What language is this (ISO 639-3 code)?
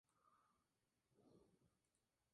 spa